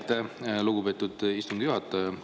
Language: Estonian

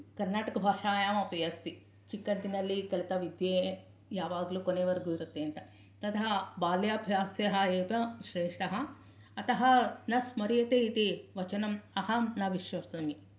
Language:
Sanskrit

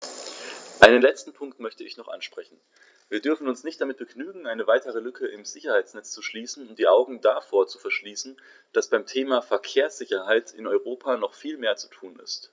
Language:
German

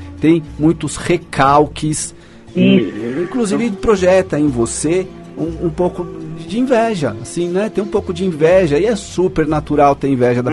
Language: Portuguese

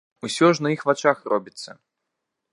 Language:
Belarusian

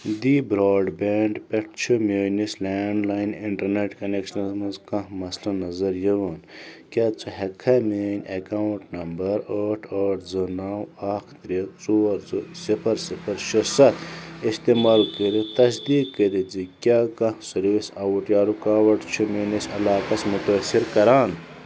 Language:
Kashmiri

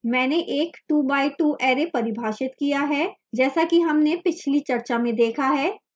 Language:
Hindi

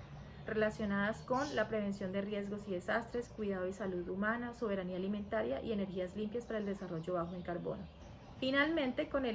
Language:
Spanish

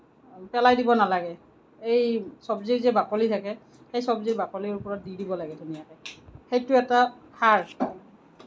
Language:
Assamese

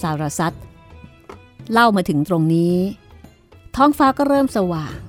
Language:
Thai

